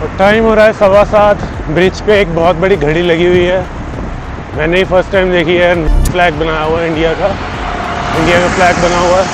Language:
Hindi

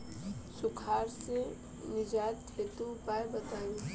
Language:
Bhojpuri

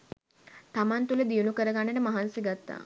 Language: Sinhala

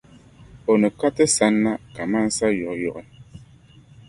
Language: Dagbani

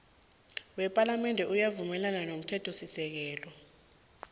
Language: South Ndebele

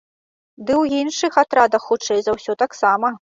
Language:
Belarusian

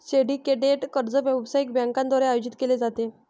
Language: Marathi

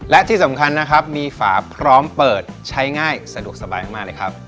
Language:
Thai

